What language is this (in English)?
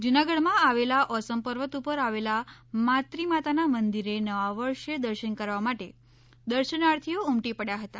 Gujarati